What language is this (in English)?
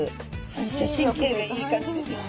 Japanese